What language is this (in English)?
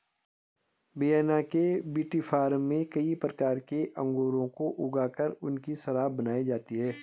Hindi